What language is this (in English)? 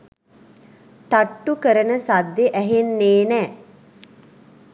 Sinhala